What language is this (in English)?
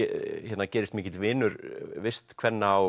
Icelandic